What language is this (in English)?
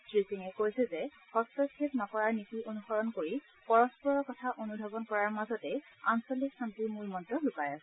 Assamese